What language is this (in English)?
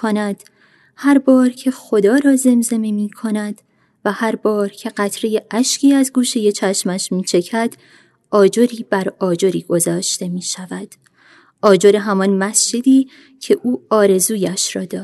Persian